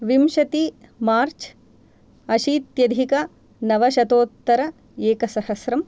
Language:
Sanskrit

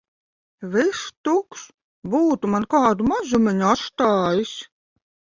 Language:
Latvian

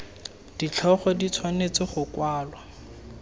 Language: Tswana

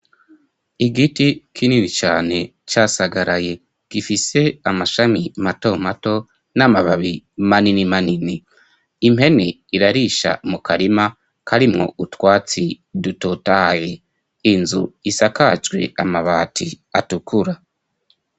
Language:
Rundi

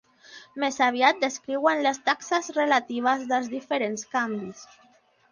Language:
Catalan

